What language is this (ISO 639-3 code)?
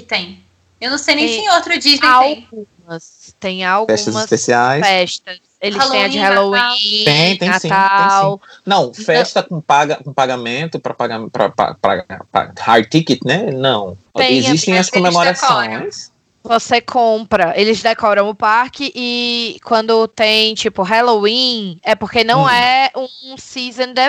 por